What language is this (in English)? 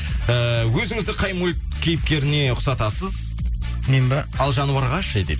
Kazakh